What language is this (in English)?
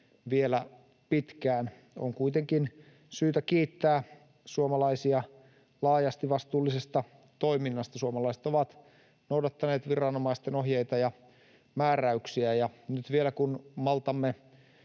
Finnish